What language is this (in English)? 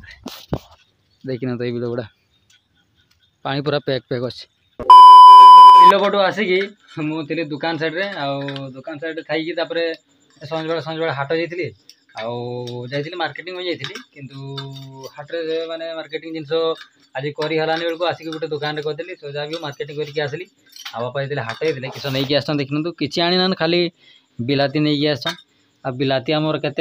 Arabic